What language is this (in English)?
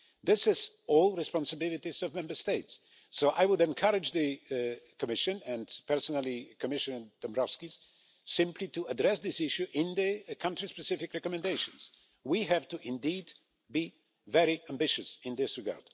English